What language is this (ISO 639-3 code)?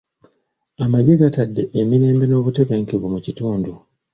lug